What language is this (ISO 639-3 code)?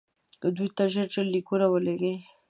pus